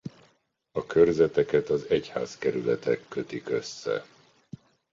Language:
Hungarian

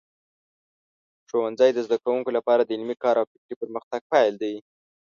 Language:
Pashto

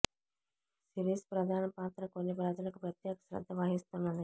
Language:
Telugu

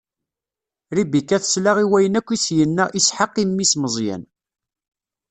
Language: Kabyle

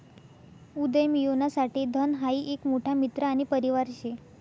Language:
Marathi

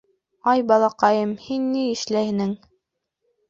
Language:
Bashkir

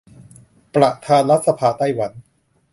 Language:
Thai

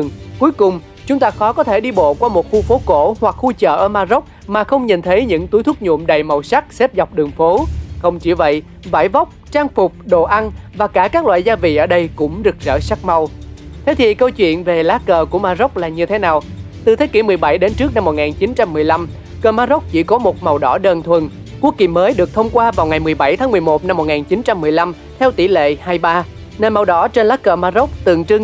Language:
Vietnamese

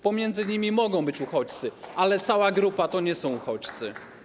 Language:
Polish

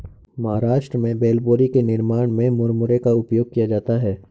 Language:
Hindi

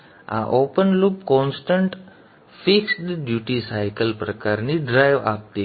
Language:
Gujarati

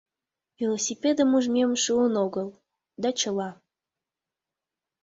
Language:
Mari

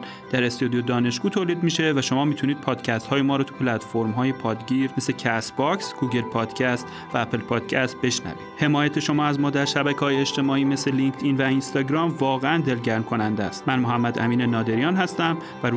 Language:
Persian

